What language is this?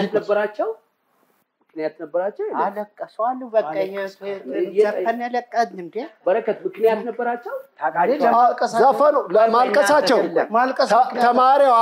Arabic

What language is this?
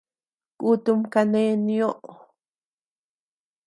Tepeuxila Cuicatec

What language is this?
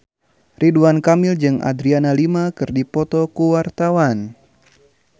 Sundanese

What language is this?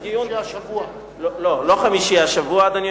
Hebrew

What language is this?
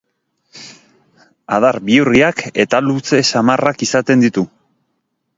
Basque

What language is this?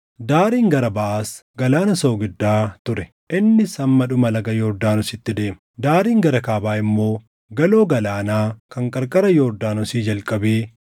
Oromo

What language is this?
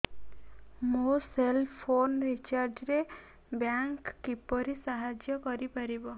Odia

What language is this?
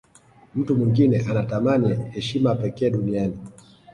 Swahili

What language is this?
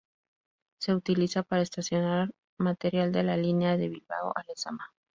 Spanish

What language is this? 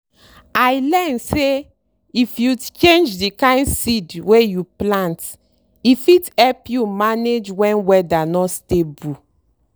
Nigerian Pidgin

